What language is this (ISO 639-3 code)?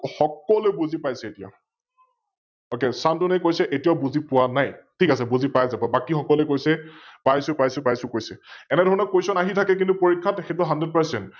asm